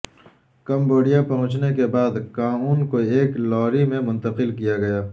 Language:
Urdu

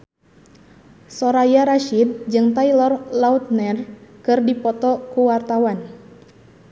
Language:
Sundanese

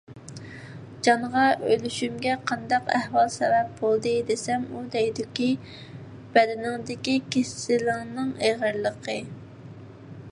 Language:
Uyghur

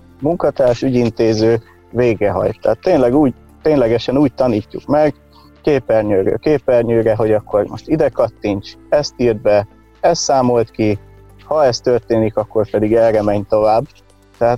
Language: Hungarian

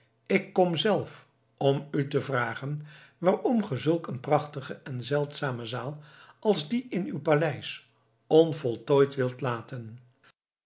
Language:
Dutch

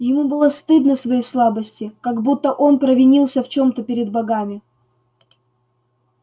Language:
Russian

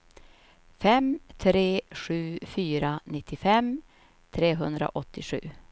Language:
Swedish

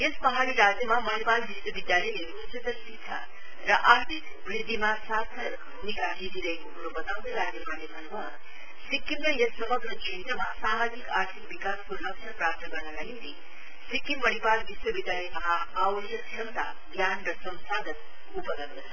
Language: Nepali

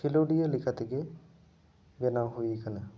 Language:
Santali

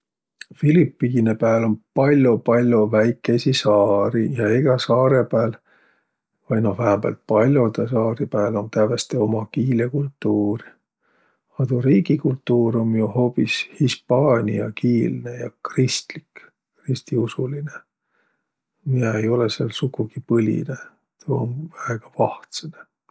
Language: Võro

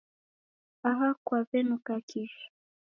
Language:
Taita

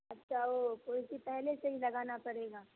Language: Urdu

